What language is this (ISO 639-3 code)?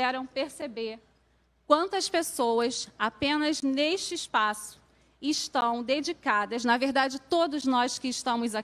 por